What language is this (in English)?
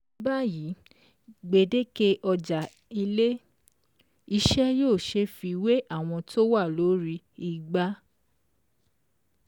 Yoruba